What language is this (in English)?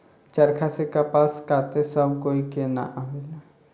Bhojpuri